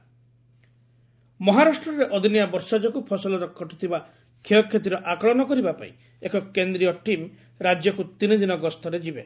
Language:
Odia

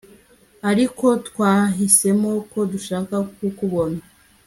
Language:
Kinyarwanda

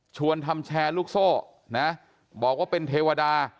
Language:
Thai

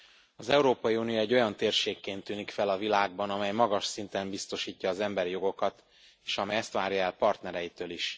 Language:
Hungarian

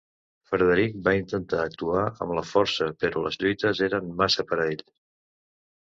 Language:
Catalan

